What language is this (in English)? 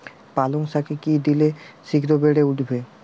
Bangla